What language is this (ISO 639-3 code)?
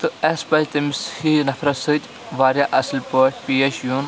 kas